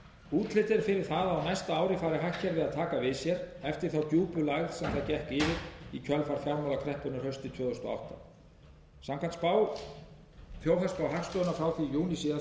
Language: Icelandic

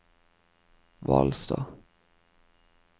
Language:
Norwegian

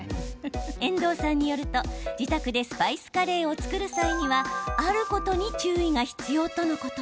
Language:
Japanese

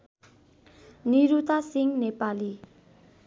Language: Nepali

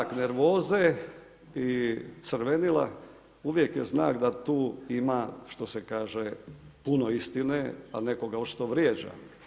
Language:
Croatian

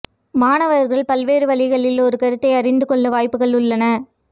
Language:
Tamil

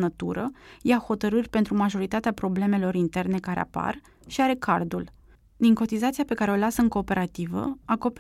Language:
Romanian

